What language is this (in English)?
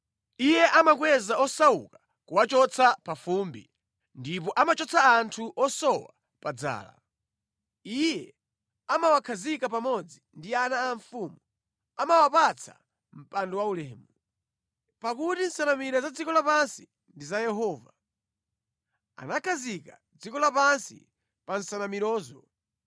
Nyanja